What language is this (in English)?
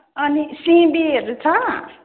Nepali